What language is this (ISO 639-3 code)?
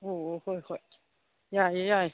mni